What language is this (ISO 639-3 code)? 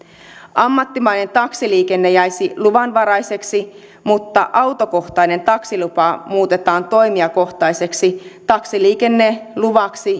fin